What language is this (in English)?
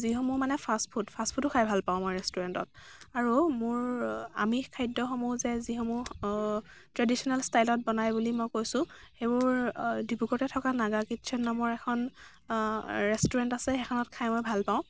Assamese